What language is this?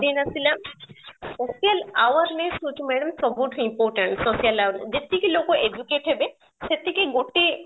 Odia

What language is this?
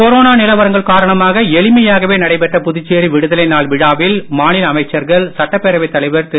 Tamil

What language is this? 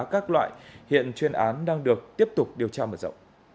Vietnamese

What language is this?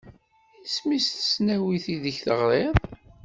Kabyle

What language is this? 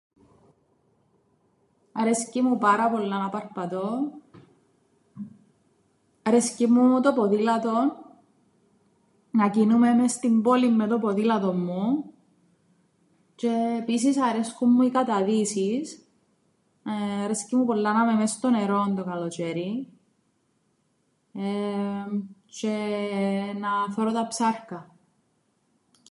Greek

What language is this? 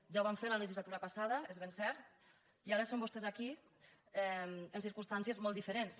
Catalan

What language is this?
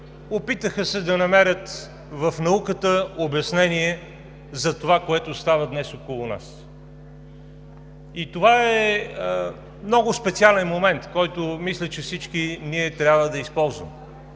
Bulgarian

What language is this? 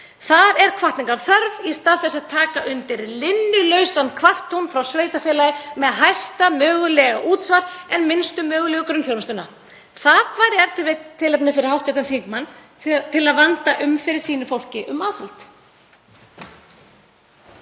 Icelandic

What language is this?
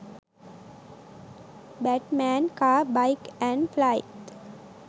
Sinhala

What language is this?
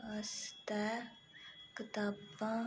Dogri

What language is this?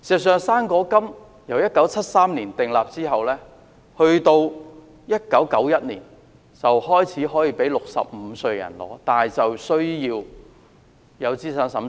Cantonese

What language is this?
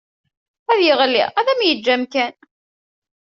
Kabyle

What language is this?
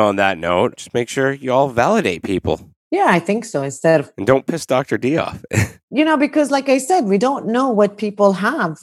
English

